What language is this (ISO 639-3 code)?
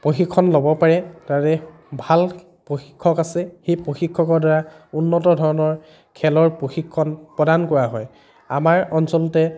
asm